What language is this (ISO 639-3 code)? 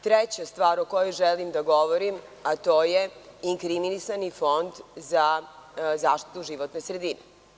srp